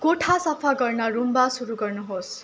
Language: Nepali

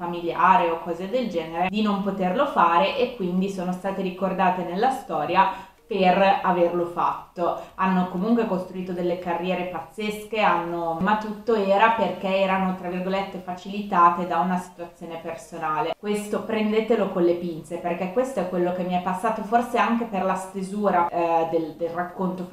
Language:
Italian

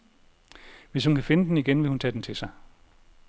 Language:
Danish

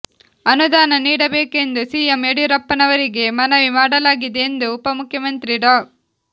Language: Kannada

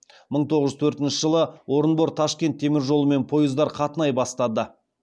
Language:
Kazakh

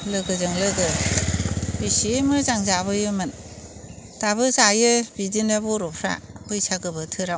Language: Bodo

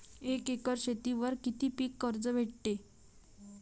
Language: Marathi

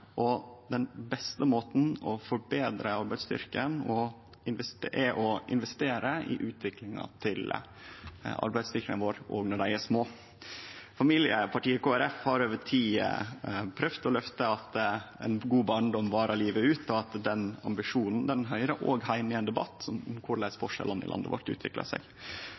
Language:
Norwegian Nynorsk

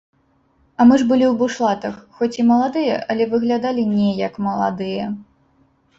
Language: Belarusian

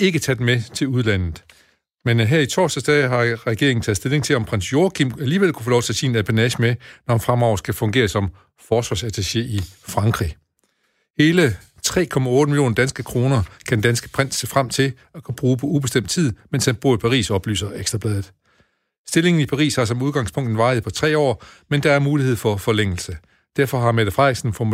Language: Danish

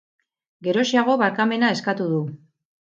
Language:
Basque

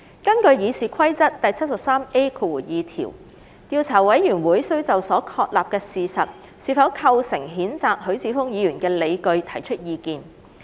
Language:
Cantonese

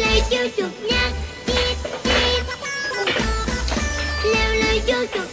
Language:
Vietnamese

